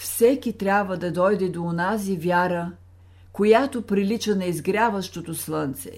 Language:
Bulgarian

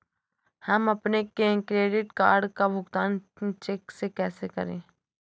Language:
Hindi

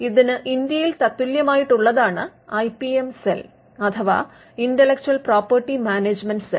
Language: Malayalam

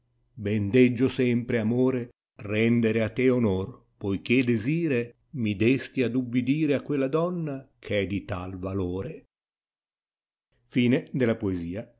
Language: Italian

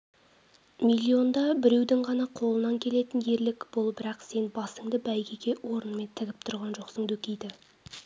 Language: Kazakh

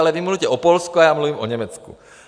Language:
Czech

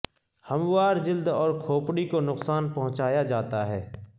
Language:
Urdu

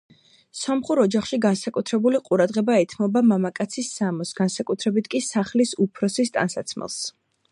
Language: Georgian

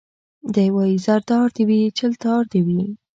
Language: Pashto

